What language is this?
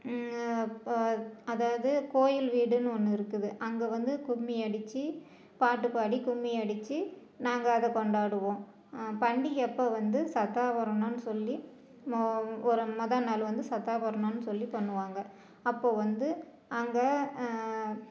Tamil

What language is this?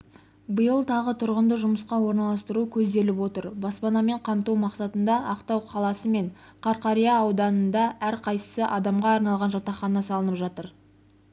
Kazakh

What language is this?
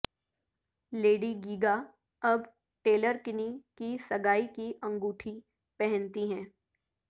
Urdu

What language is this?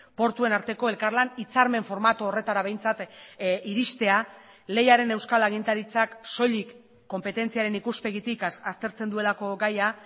Basque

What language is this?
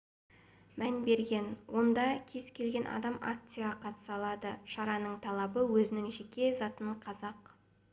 Kazakh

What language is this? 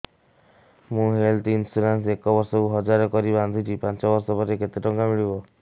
Odia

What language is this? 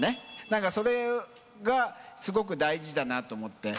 Japanese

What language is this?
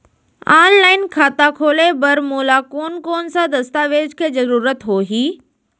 Chhattisgarhi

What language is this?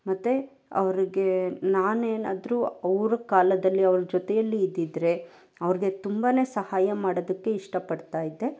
Kannada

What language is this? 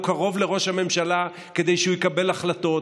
Hebrew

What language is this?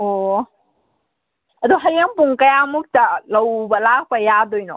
Manipuri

